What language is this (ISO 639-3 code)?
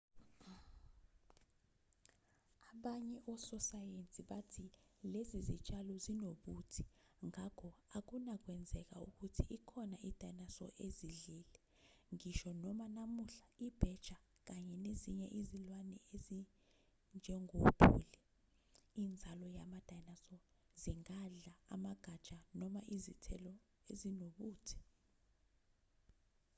zul